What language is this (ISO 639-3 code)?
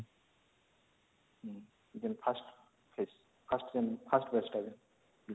ori